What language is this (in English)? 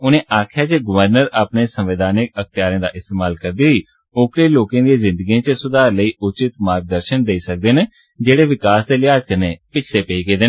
Dogri